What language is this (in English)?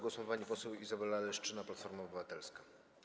Polish